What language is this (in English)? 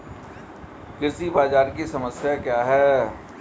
Hindi